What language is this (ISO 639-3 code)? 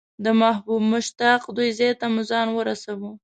pus